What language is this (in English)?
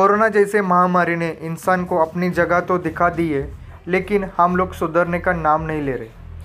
Hindi